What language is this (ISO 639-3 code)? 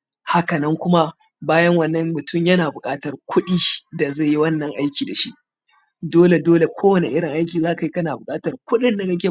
hau